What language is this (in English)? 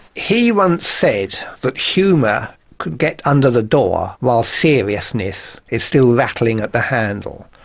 English